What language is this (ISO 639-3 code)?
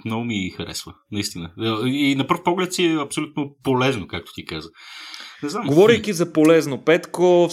bul